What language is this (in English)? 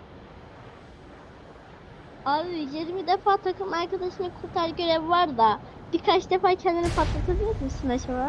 Turkish